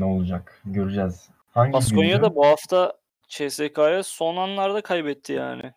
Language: Turkish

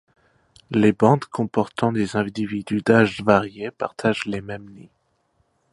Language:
French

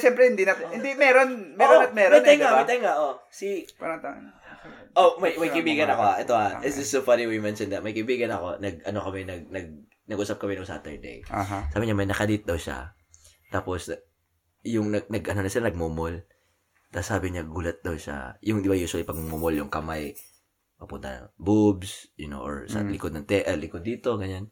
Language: Filipino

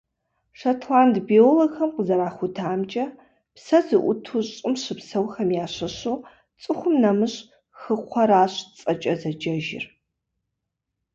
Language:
Kabardian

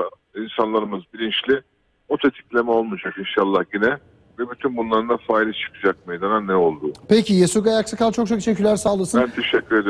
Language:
Turkish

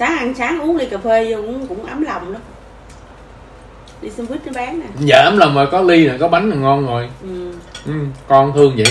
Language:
Vietnamese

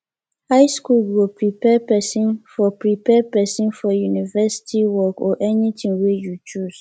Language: Nigerian Pidgin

